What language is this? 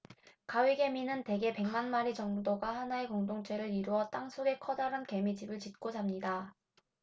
Korean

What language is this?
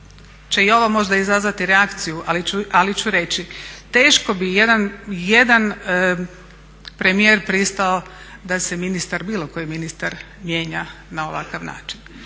Croatian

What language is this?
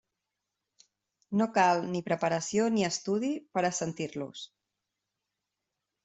Catalan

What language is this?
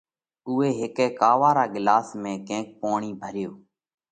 Parkari Koli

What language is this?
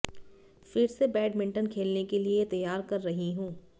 Hindi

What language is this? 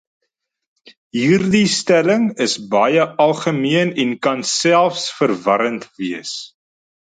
Afrikaans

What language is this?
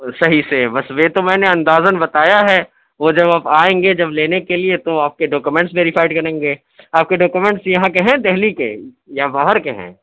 Urdu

